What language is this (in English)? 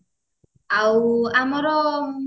Odia